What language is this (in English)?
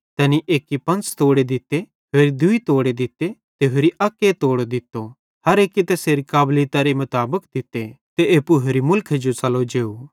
Bhadrawahi